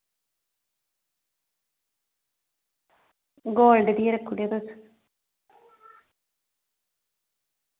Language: Dogri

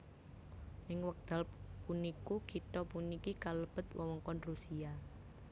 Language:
Javanese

